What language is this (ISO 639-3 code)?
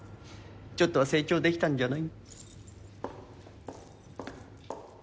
jpn